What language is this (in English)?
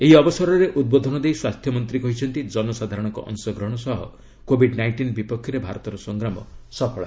Odia